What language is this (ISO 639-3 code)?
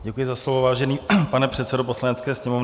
ces